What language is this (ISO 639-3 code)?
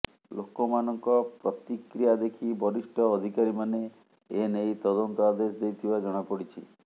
ori